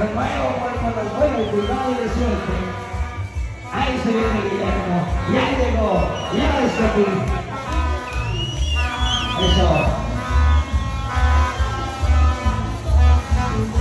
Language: Spanish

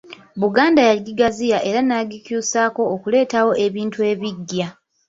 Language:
Ganda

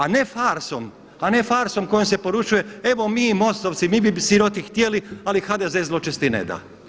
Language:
Croatian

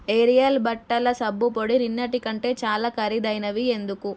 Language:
Telugu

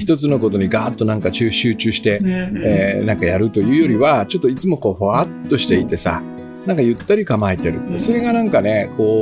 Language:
Japanese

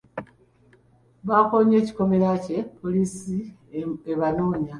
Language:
Ganda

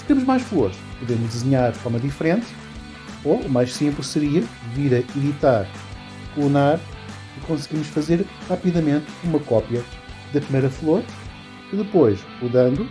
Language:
Portuguese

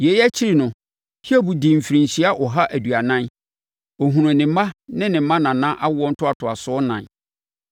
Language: Akan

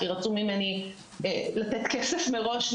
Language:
Hebrew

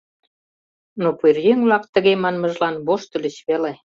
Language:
Mari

